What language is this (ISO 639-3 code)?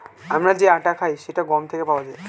ben